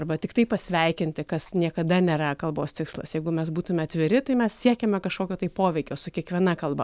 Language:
Lithuanian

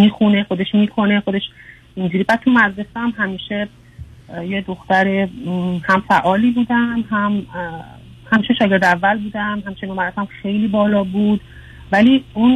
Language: Persian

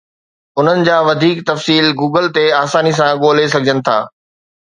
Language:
Sindhi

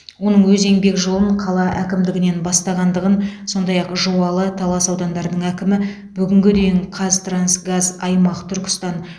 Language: Kazakh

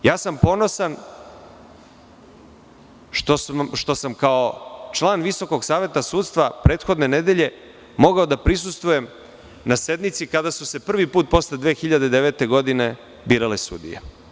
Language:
Serbian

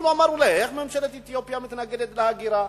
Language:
Hebrew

